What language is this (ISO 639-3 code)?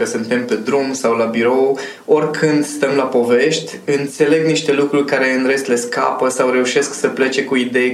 ron